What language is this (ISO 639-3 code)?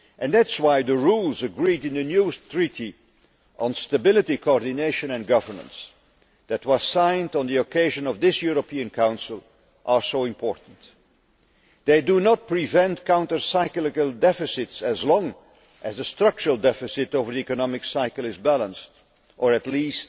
eng